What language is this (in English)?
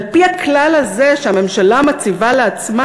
Hebrew